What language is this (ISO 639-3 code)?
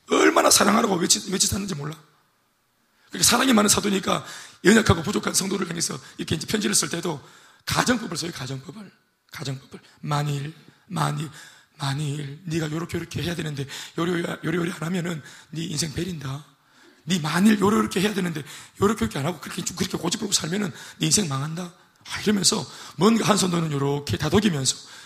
kor